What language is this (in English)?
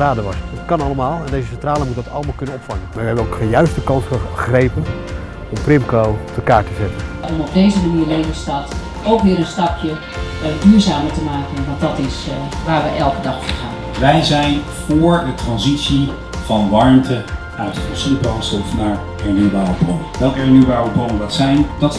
Dutch